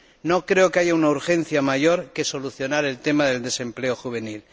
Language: Spanish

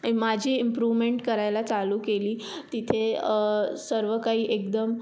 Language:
Marathi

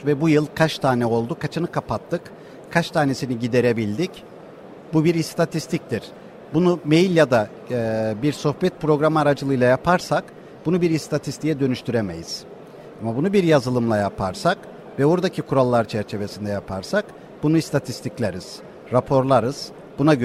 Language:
Turkish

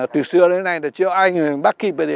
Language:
Vietnamese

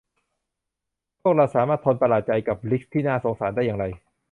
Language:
Thai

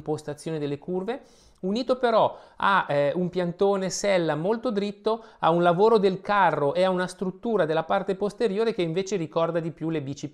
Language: Italian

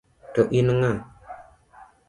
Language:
Luo (Kenya and Tanzania)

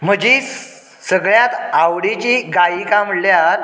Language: Konkani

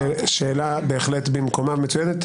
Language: Hebrew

